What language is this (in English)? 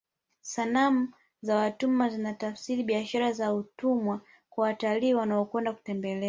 Swahili